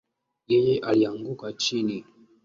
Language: Swahili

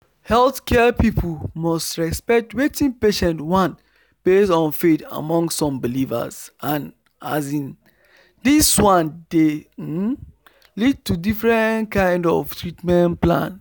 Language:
Nigerian Pidgin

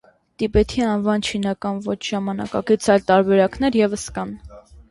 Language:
Armenian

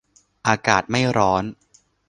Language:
Thai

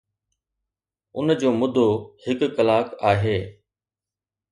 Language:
Sindhi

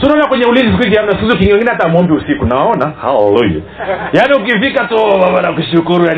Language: Swahili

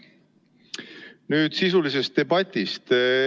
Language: Estonian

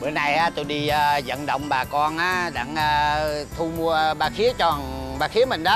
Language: Vietnamese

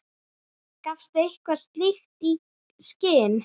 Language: Icelandic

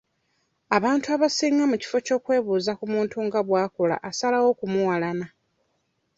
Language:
Ganda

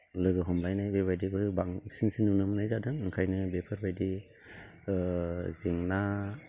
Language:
Bodo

